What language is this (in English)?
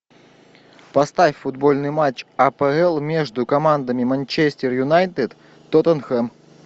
Russian